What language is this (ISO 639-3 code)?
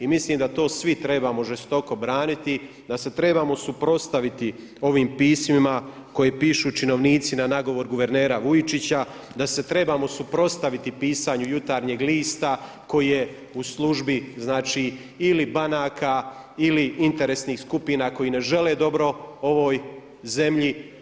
hrv